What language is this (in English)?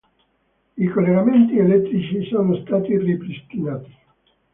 Italian